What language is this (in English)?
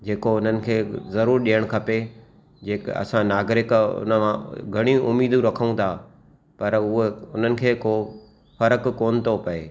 Sindhi